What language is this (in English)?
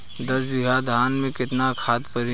Bhojpuri